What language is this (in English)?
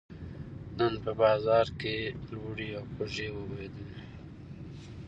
Pashto